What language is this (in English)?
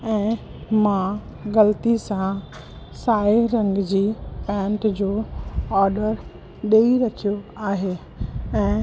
Sindhi